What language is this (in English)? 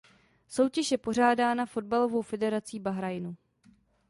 Czech